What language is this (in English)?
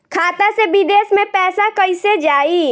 Bhojpuri